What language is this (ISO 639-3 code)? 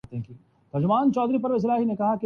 urd